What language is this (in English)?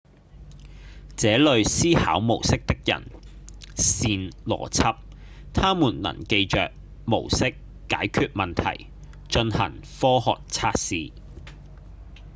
Cantonese